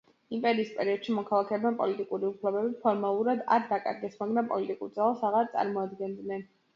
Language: Georgian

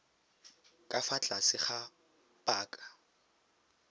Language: Tswana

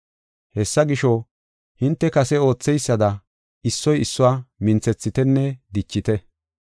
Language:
Gofa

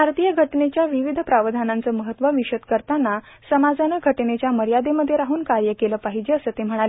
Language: Marathi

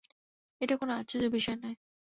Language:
Bangla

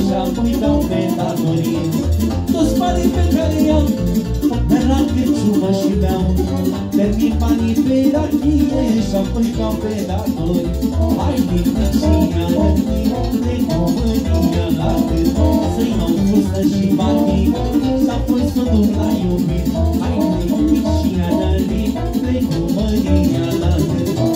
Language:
Romanian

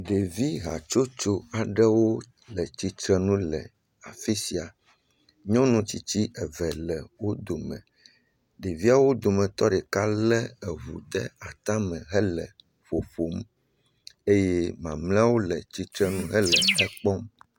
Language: Ewe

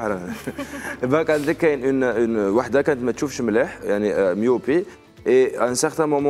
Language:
Arabic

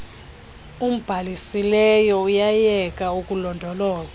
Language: Xhosa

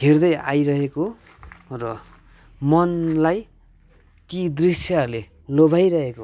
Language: Nepali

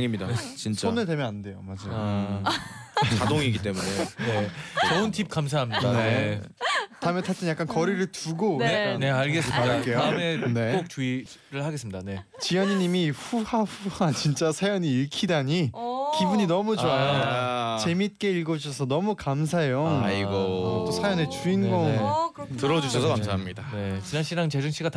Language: Korean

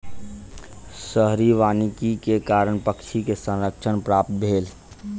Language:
Maithili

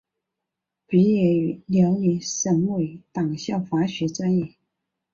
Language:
Chinese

